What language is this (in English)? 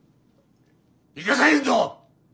Japanese